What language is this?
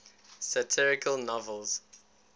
English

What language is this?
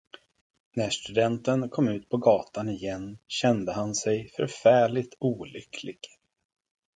Swedish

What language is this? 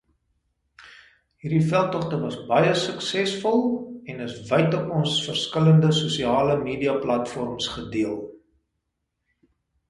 Afrikaans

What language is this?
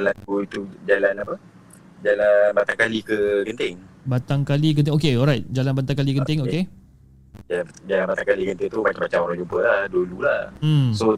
Malay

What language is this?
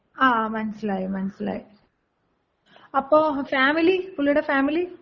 Malayalam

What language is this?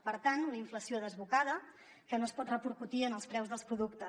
Catalan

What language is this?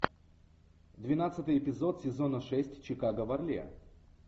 Russian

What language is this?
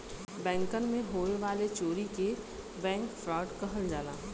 Bhojpuri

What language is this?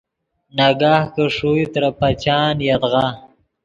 Yidgha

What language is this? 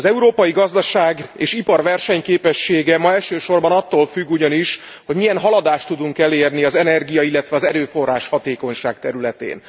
Hungarian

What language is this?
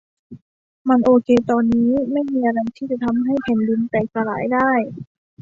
Thai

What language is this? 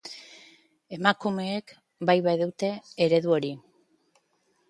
Basque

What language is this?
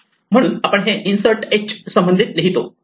Marathi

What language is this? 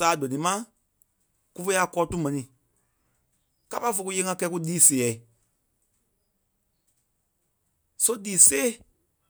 Kpelle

